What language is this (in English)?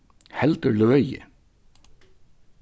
Faroese